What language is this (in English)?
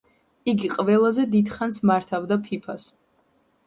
Georgian